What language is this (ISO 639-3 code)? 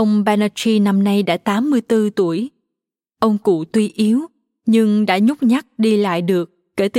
vie